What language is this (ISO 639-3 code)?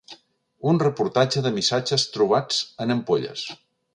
cat